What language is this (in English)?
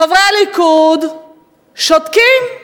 Hebrew